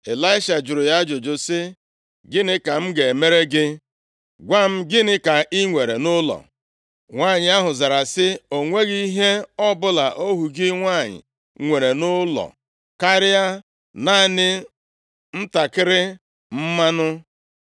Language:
Igbo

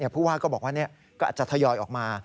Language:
Thai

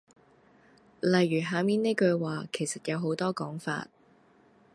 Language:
Cantonese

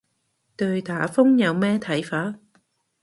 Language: Cantonese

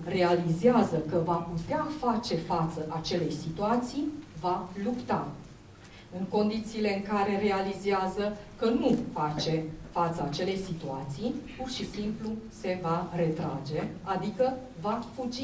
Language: Romanian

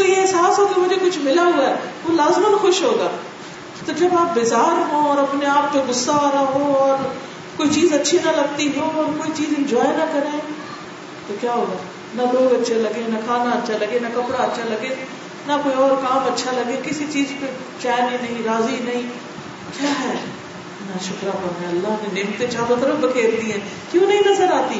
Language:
Urdu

